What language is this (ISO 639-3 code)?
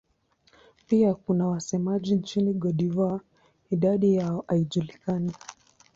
swa